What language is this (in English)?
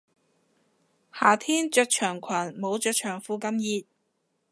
Cantonese